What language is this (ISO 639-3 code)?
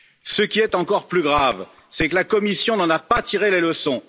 fra